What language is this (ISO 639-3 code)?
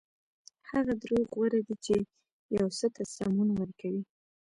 pus